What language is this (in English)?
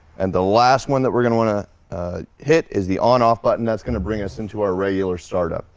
English